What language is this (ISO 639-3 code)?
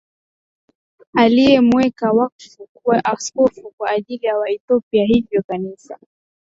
swa